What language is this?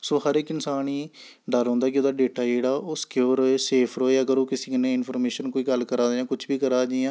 Dogri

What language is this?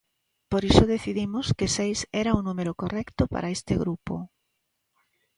Galician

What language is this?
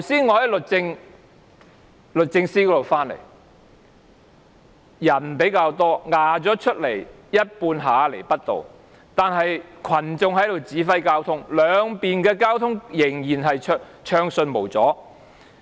Cantonese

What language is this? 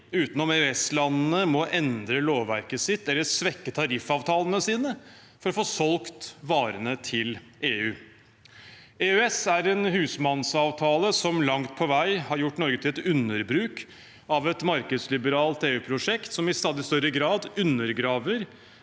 Norwegian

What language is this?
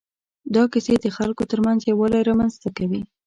Pashto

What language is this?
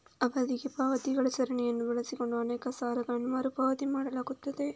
Kannada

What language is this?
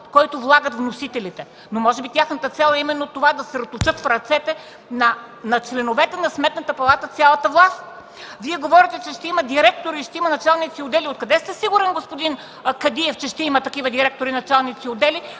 Bulgarian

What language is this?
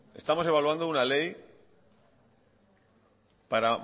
Spanish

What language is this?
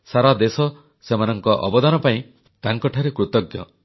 Odia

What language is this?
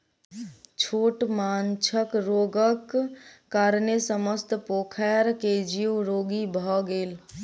Maithili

